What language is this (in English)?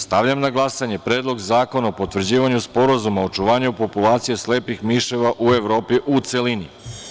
Serbian